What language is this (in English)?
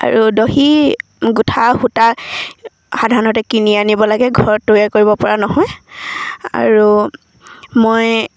Assamese